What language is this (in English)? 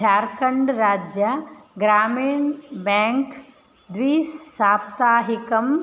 Sanskrit